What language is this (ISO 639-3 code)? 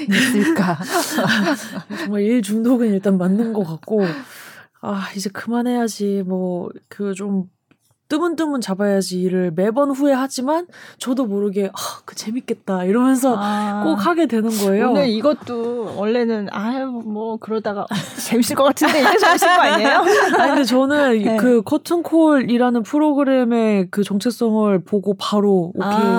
kor